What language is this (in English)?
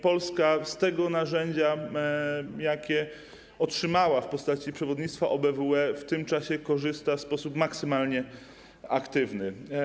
Polish